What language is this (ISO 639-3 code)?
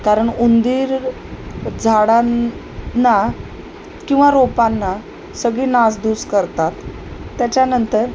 mar